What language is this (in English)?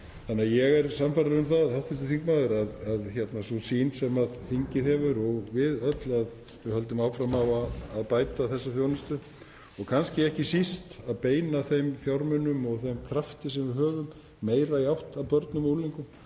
Icelandic